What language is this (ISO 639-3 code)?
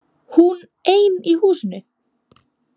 isl